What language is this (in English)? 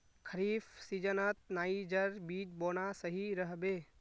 Magahi